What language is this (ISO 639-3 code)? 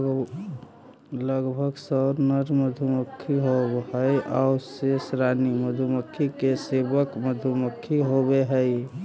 mag